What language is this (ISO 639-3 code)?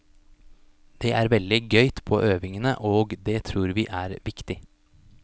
nor